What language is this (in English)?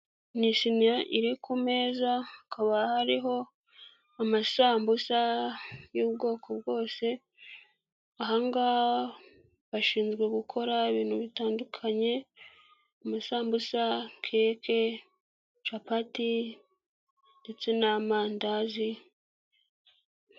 Kinyarwanda